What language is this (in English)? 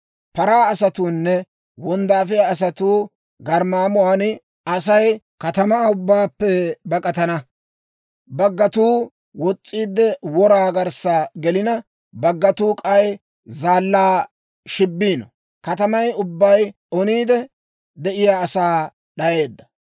Dawro